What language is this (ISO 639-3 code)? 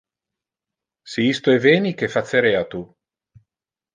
ina